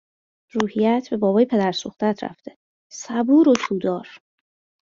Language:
Persian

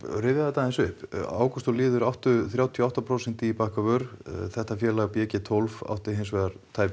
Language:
Icelandic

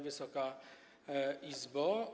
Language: Polish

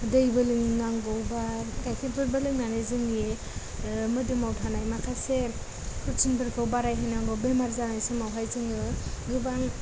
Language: Bodo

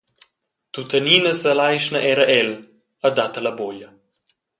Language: Romansh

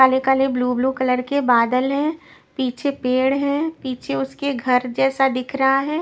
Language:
Hindi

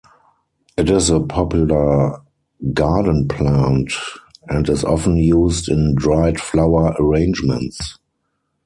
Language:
English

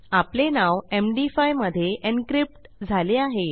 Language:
Marathi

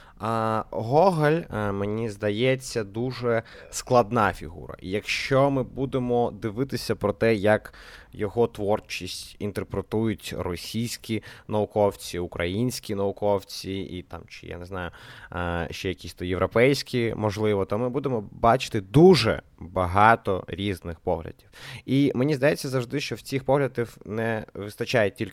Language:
Ukrainian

